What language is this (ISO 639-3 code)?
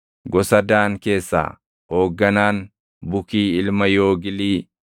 orm